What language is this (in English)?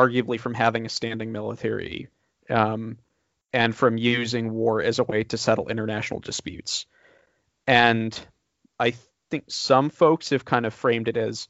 English